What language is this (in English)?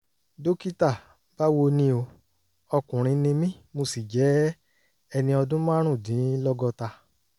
Yoruba